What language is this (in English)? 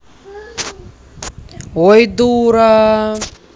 Russian